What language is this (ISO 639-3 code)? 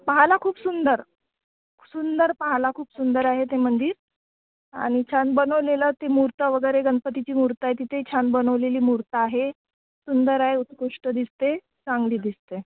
mar